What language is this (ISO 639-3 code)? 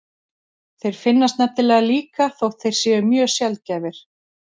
isl